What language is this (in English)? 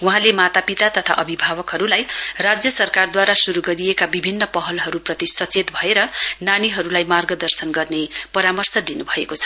Nepali